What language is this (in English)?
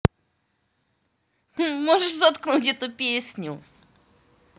Russian